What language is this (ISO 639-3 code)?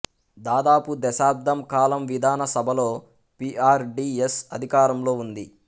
tel